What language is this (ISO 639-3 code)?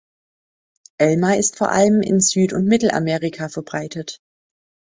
deu